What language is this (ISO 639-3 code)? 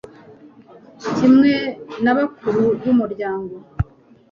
kin